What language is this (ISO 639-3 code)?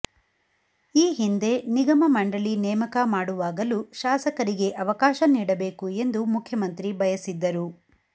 kan